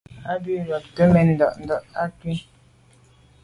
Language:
Medumba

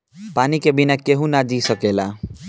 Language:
Bhojpuri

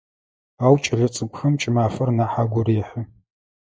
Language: Adyghe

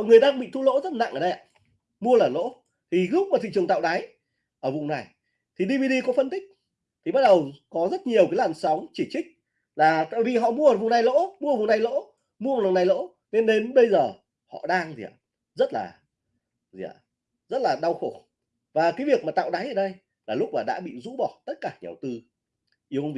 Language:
Vietnamese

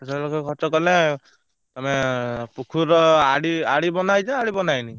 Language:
Odia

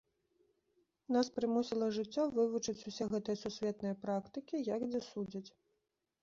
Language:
Belarusian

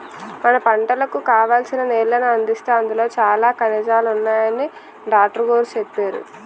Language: Telugu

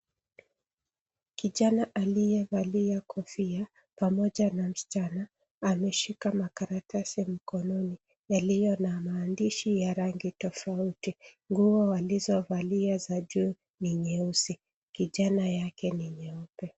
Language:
Swahili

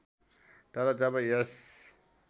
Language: Nepali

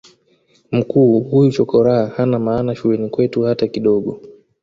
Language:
Swahili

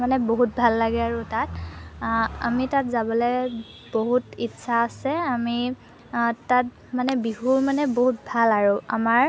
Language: Assamese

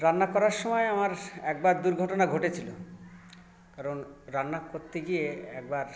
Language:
Bangla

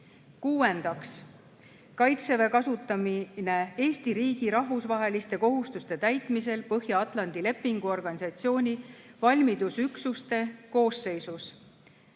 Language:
Estonian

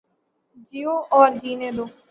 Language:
Urdu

